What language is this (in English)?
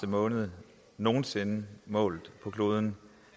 Danish